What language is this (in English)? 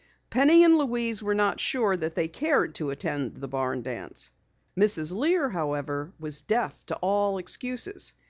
English